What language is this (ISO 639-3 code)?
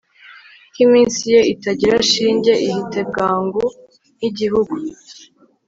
kin